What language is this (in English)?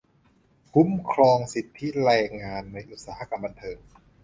Thai